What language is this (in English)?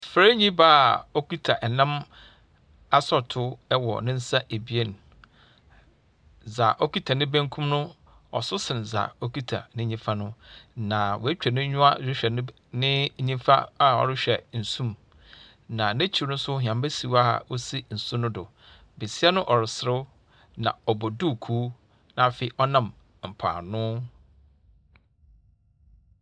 Akan